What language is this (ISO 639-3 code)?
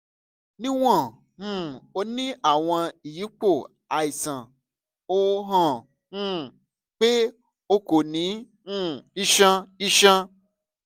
yor